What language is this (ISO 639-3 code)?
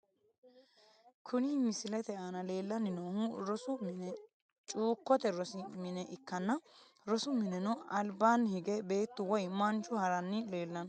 sid